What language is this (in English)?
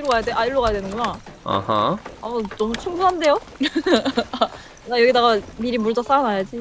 Korean